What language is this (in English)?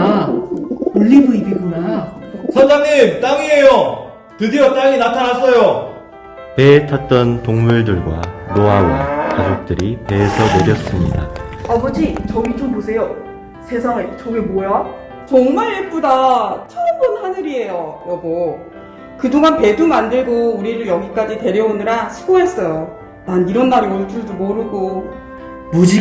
Korean